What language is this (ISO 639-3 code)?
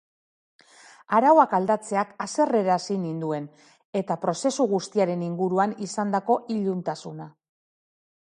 eus